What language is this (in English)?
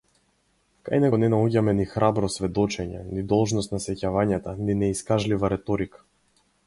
Macedonian